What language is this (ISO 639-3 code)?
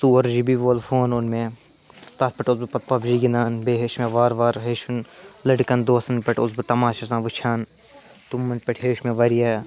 kas